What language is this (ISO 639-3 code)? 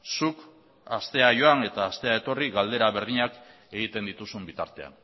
eus